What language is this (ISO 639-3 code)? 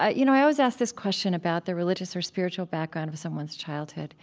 eng